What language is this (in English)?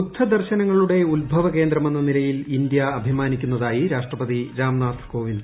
Malayalam